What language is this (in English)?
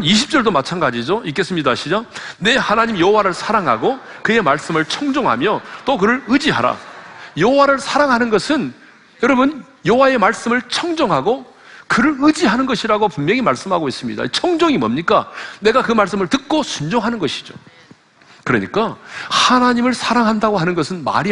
Korean